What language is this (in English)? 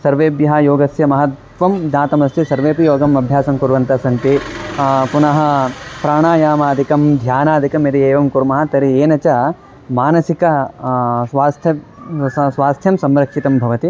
Sanskrit